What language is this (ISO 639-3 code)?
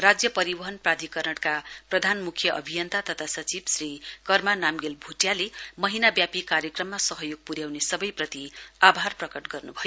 nep